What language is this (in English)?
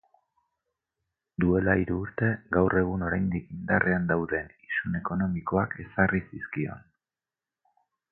Basque